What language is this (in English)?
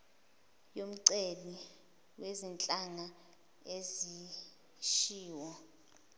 Zulu